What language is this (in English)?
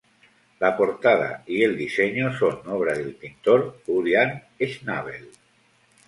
Spanish